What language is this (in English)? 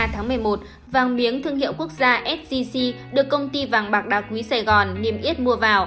Vietnamese